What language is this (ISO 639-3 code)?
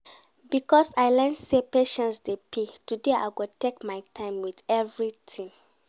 pcm